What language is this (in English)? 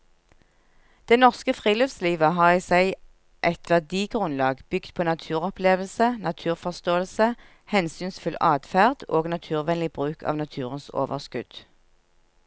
Norwegian